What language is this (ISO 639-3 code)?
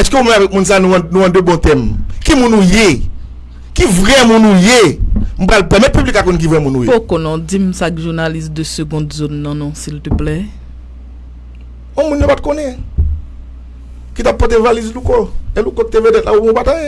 fra